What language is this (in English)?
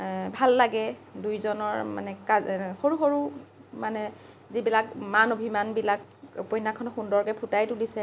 Assamese